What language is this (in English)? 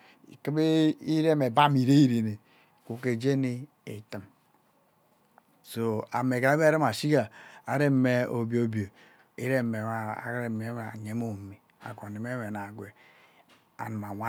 Ubaghara